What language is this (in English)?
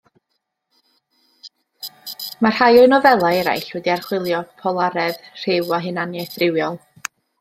Welsh